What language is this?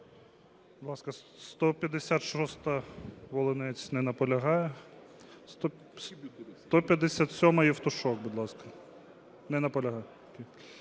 Ukrainian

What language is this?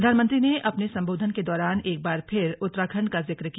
Hindi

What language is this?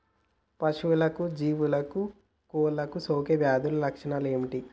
Telugu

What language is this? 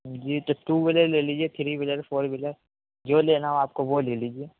Urdu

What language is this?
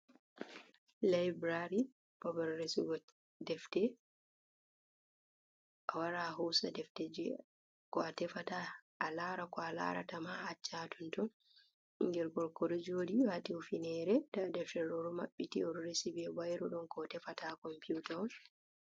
Fula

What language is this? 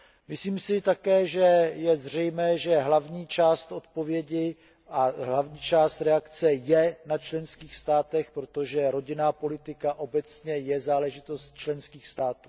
Czech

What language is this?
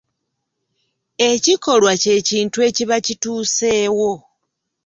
Ganda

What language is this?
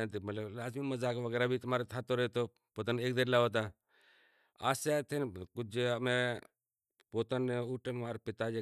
Kachi Koli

